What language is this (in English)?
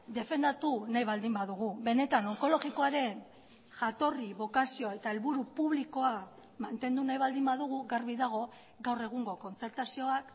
Basque